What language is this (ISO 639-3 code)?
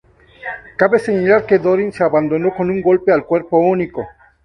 spa